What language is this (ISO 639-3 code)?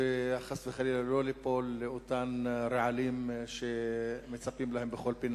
heb